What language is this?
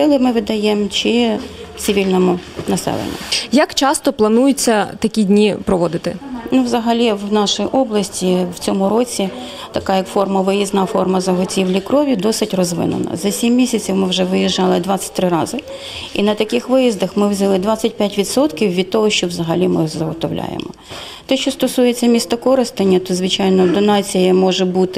Ukrainian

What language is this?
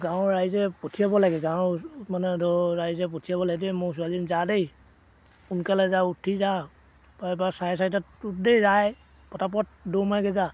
Assamese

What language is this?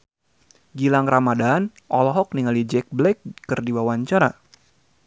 Sundanese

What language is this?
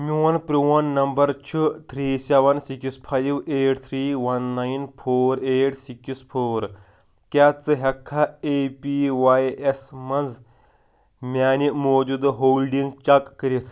Kashmiri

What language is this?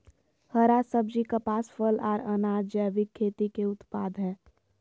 Magahi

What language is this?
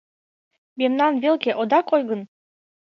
Mari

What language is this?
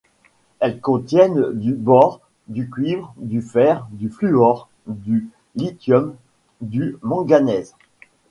French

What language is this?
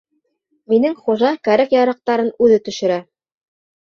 Bashkir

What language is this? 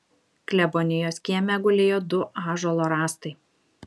Lithuanian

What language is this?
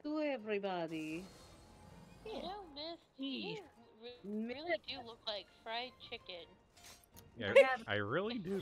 English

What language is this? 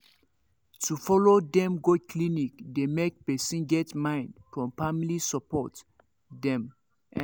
Nigerian Pidgin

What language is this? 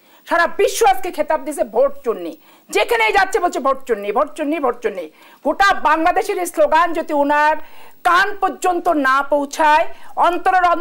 Romanian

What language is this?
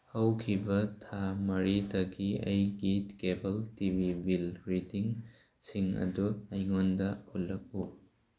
Manipuri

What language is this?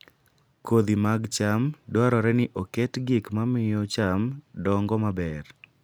Luo (Kenya and Tanzania)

